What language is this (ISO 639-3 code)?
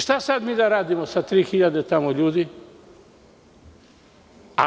srp